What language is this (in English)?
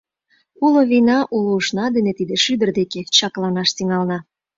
Mari